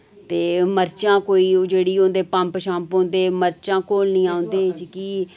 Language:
Dogri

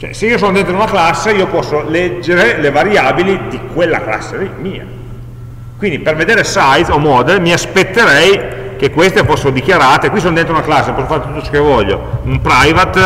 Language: Italian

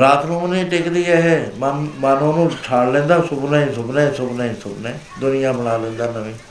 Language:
Punjabi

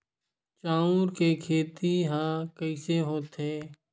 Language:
Chhattisgarhi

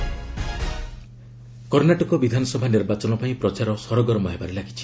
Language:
Odia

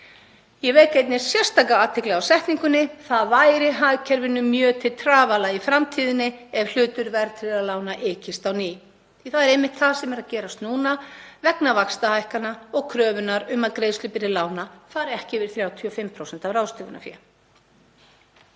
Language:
Icelandic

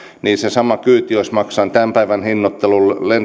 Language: Finnish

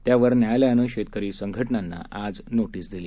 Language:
Marathi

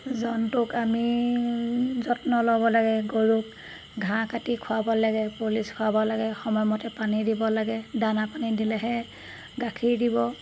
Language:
Assamese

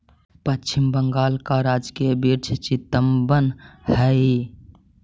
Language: Magahi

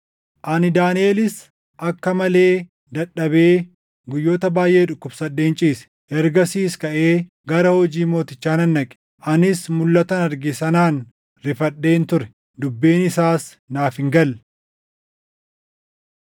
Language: Oromo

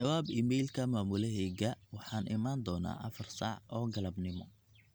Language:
Somali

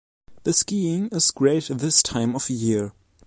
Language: English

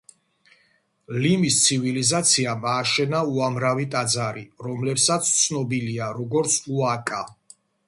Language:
Georgian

